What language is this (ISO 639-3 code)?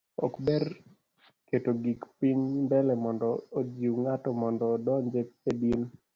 luo